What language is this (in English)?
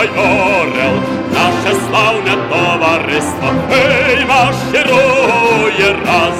Ukrainian